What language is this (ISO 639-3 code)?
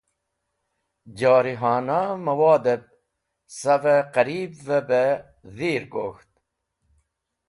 wbl